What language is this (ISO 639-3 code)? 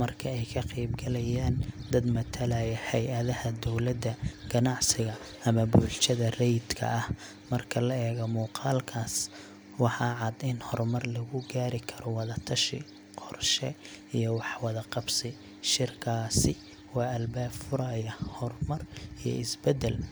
som